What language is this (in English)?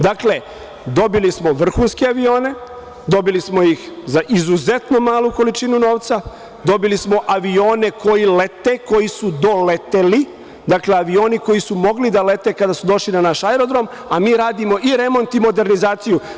Serbian